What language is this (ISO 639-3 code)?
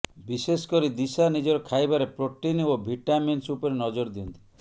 ori